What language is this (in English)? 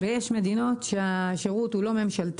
Hebrew